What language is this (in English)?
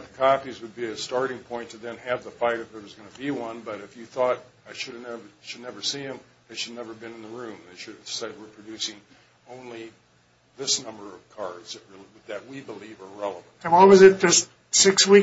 English